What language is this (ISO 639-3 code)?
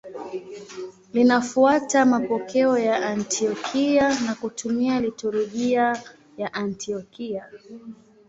swa